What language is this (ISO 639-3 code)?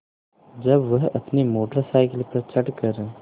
hin